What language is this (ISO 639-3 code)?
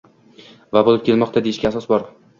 uzb